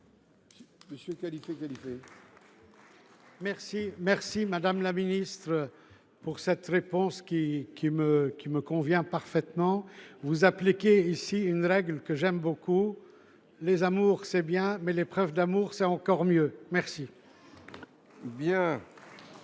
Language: French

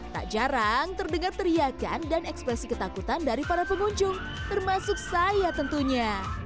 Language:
Indonesian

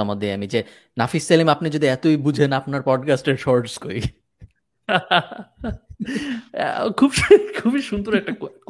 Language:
Bangla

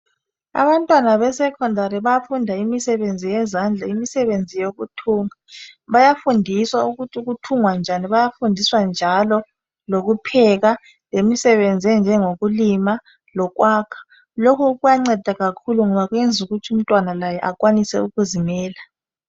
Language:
North Ndebele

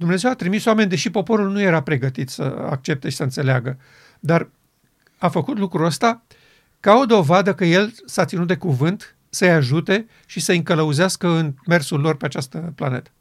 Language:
Romanian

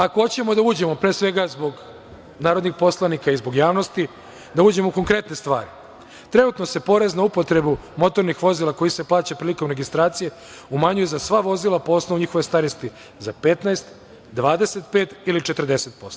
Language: Serbian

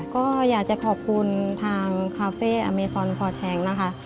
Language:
Thai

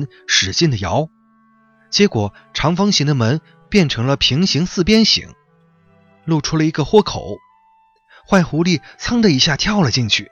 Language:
Chinese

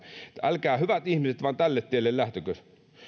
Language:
Finnish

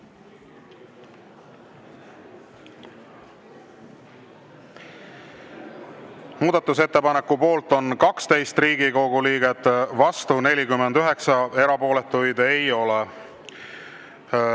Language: Estonian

